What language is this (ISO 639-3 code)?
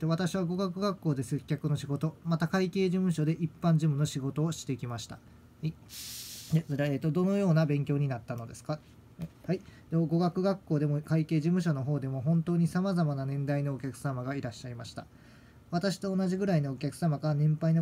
jpn